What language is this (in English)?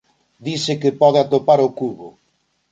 Galician